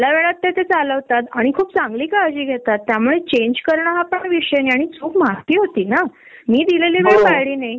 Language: Marathi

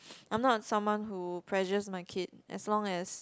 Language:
English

